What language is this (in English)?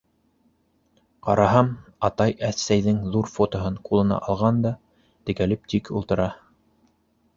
Bashkir